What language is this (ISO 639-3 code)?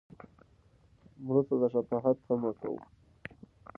pus